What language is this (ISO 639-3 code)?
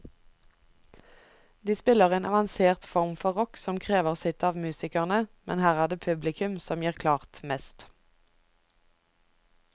nor